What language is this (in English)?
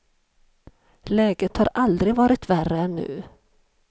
Swedish